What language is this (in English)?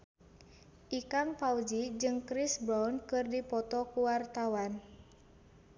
Sundanese